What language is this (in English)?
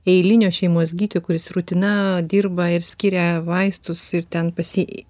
Lithuanian